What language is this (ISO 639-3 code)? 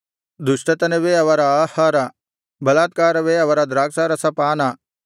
kan